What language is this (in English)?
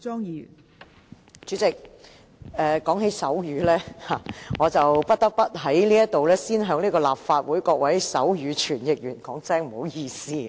Cantonese